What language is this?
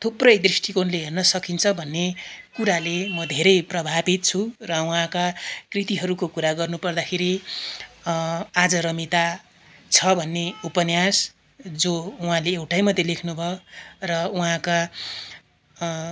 Nepali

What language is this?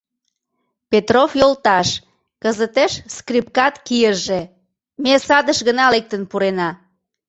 Mari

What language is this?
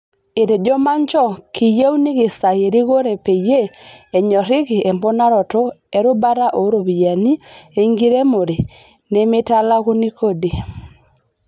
Masai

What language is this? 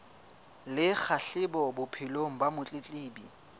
Southern Sotho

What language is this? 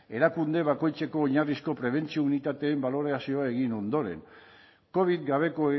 Basque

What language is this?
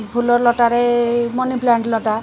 Odia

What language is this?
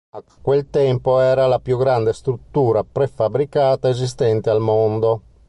Italian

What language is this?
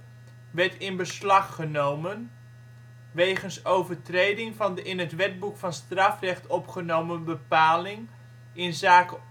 Dutch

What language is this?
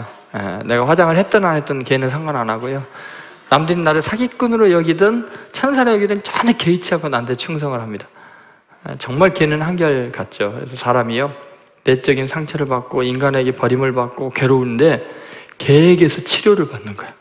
Korean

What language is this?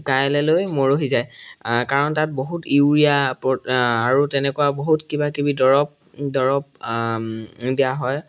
Assamese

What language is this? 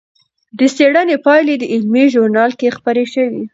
Pashto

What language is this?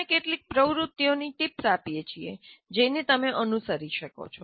Gujarati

